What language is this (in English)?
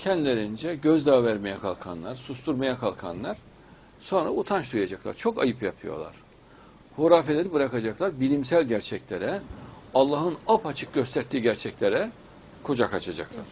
Turkish